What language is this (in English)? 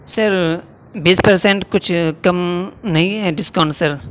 Urdu